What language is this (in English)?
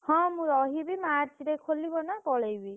Odia